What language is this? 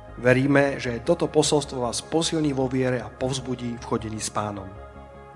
Slovak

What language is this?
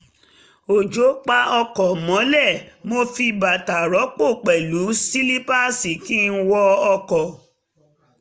Yoruba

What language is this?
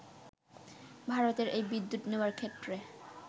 Bangla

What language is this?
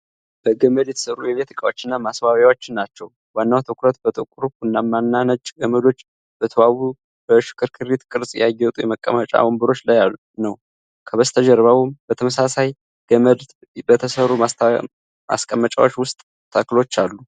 Amharic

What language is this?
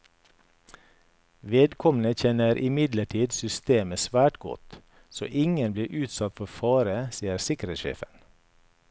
Norwegian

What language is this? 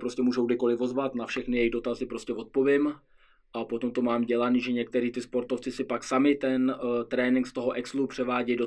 Czech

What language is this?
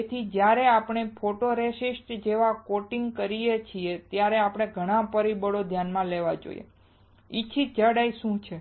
Gujarati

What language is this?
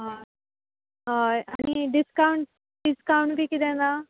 Konkani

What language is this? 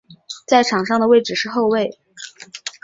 Chinese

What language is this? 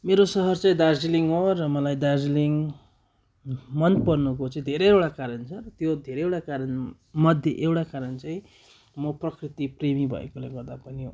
Nepali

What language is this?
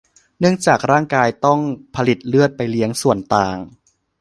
Thai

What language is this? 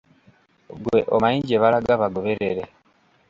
Ganda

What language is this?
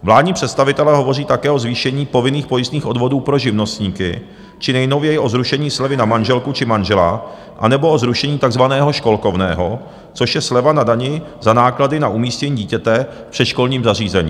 Czech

